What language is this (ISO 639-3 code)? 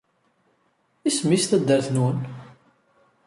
kab